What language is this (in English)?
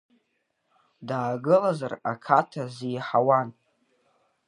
Abkhazian